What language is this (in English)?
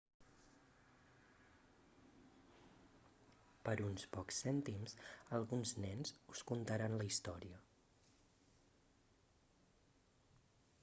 Catalan